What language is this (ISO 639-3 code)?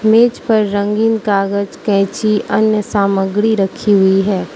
hin